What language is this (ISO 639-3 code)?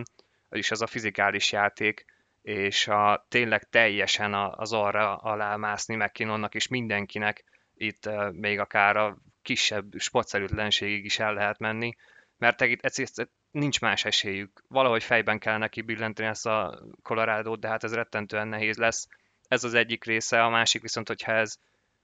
hun